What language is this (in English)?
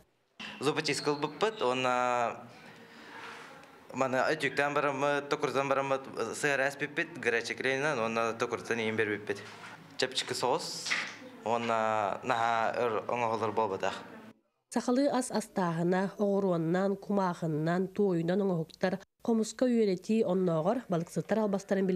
Turkish